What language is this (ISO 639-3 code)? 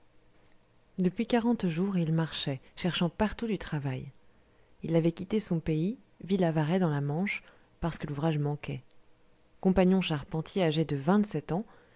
fra